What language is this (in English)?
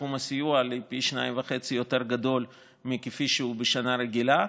Hebrew